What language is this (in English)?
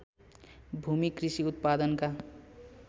Nepali